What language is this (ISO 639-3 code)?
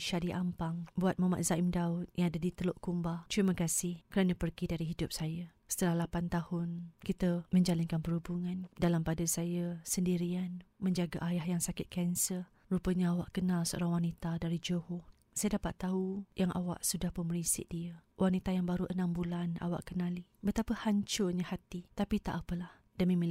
msa